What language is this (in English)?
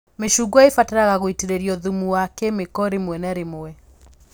Kikuyu